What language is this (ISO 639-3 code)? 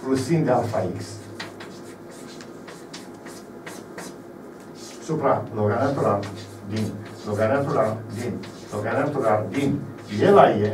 ron